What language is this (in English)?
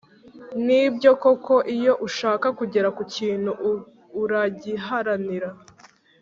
Kinyarwanda